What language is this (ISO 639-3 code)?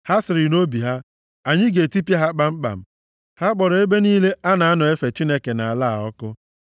ibo